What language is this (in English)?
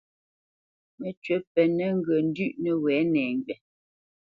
Bamenyam